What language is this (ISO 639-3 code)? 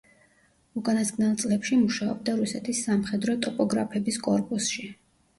kat